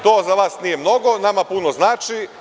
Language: Serbian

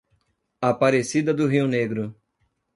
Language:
Portuguese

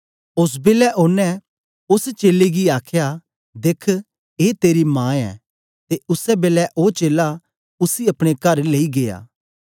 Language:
Dogri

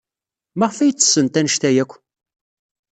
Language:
Kabyle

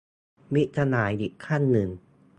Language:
Thai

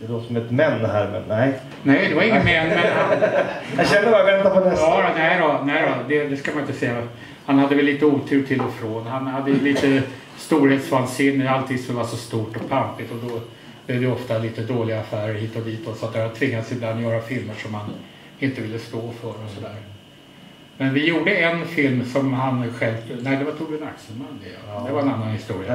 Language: Swedish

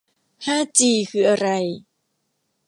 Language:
Thai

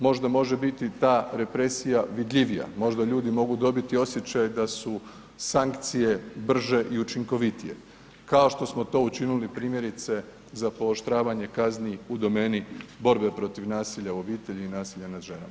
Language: Croatian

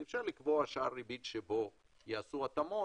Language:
Hebrew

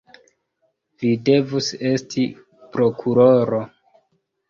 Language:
Esperanto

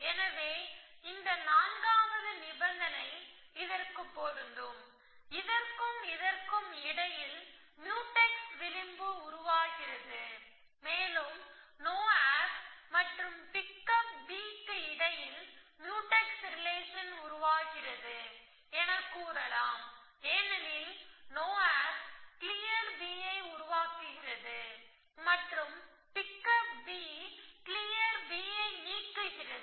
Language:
Tamil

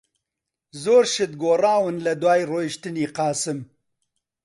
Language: Central Kurdish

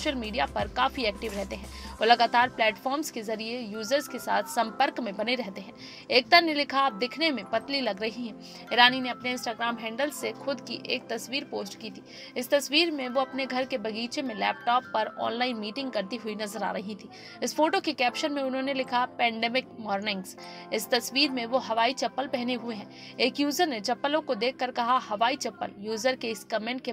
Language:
Hindi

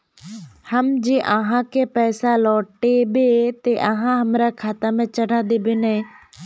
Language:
Magahi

